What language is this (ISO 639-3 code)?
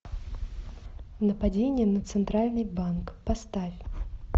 rus